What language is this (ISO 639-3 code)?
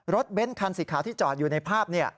tha